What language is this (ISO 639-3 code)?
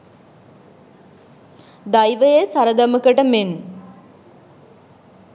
sin